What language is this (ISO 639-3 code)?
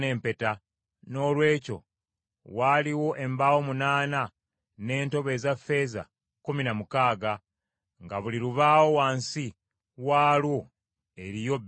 lug